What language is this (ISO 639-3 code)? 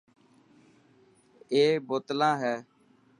mki